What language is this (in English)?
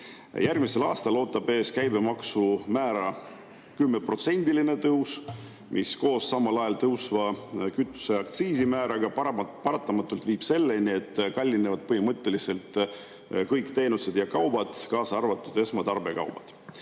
Estonian